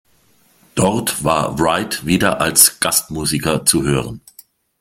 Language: German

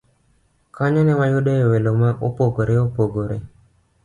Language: Luo (Kenya and Tanzania)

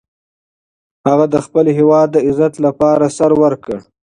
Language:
Pashto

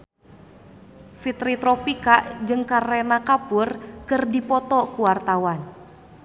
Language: Sundanese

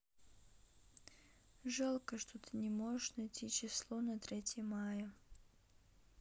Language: Russian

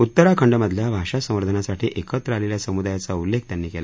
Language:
Marathi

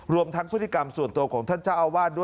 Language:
Thai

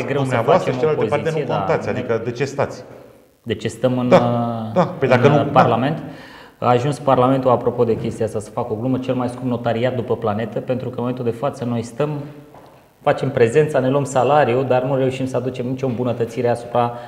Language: Romanian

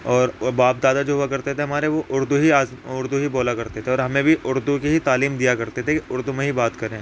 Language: Urdu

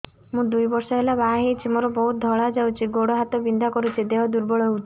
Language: Odia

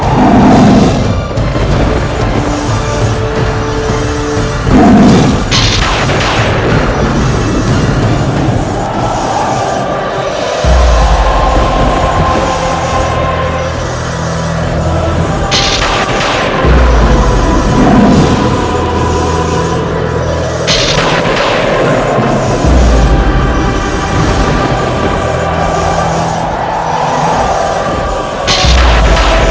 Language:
Indonesian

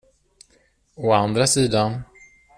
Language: Swedish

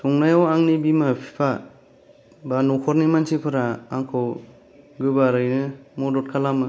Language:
Bodo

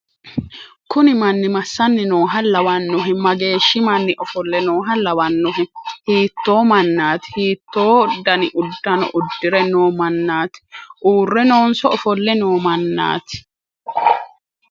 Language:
Sidamo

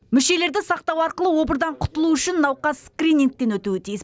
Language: Kazakh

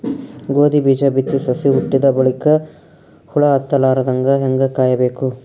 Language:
Kannada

